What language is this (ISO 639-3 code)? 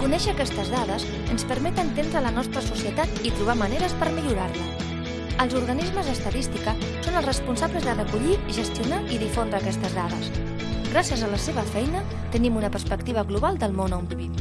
cat